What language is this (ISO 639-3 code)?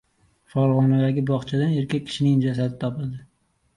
uzb